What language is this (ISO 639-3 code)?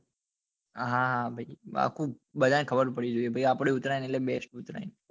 guj